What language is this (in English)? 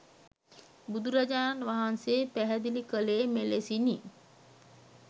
Sinhala